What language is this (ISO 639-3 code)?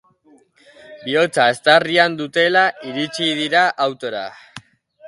eus